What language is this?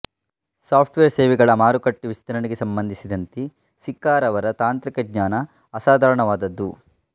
Kannada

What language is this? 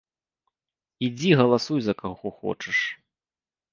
Belarusian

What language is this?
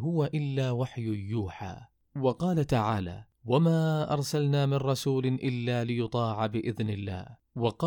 Arabic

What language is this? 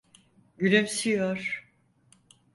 Turkish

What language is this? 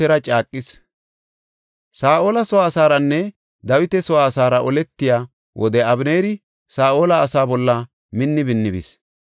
Gofa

